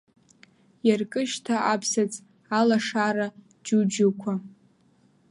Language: Abkhazian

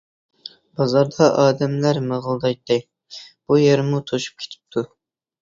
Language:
Uyghur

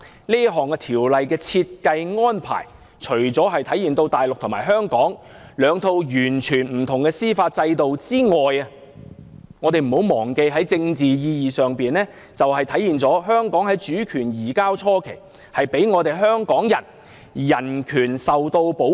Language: Cantonese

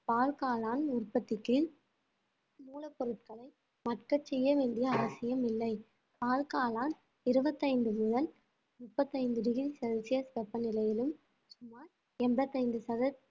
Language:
Tamil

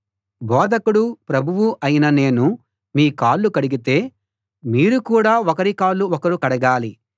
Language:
Telugu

